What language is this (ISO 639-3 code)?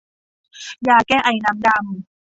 tha